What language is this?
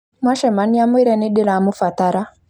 Kikuyu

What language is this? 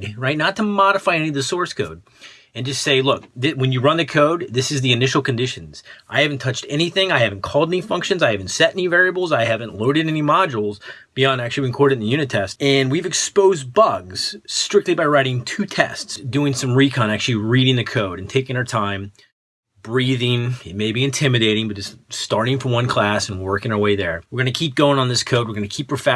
English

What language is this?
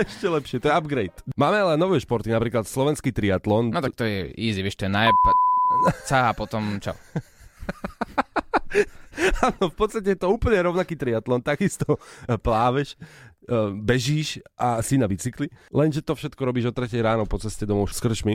Slovak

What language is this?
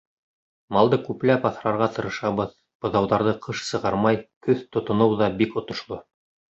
Bashkir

